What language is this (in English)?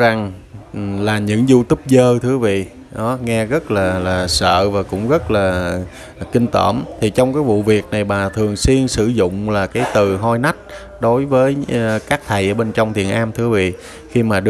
Vietnamese